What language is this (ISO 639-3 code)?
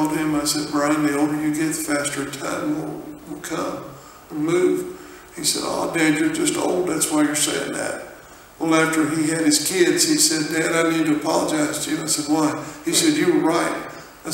eng